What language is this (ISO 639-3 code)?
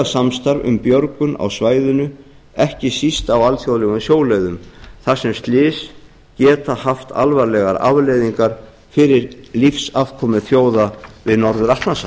isl